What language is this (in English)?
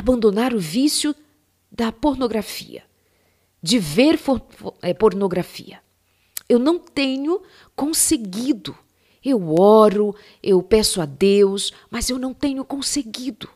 Portuguese